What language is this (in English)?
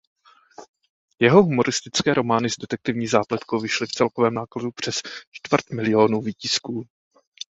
Czech